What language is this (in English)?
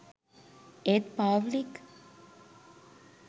Sinhala